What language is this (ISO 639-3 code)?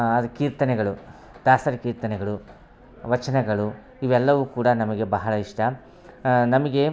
kan